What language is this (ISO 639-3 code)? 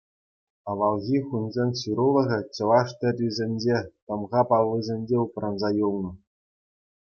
chv